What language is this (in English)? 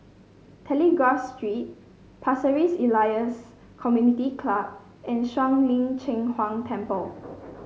English